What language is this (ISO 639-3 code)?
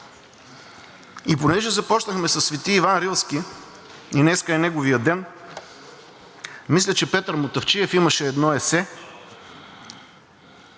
bul